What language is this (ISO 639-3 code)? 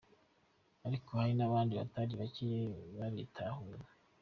kin